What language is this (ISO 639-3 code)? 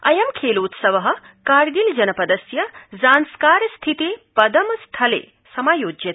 san